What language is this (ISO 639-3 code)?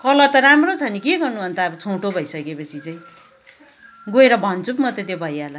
nep